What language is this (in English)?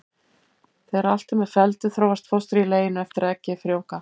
Icelandic